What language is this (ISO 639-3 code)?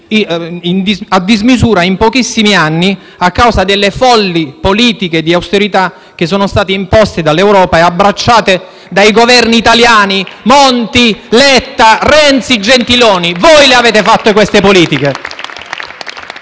ita